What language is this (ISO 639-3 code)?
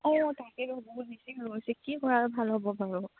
asm